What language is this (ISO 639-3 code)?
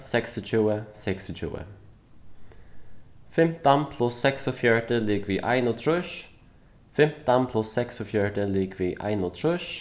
fao